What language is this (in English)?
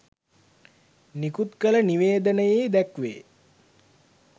Sinhala